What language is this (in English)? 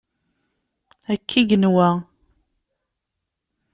Kabyle